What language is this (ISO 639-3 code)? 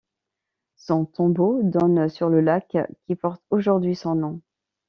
fra